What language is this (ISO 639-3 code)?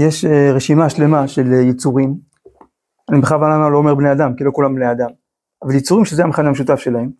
heb